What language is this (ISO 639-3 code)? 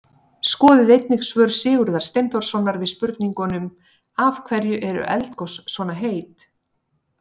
isl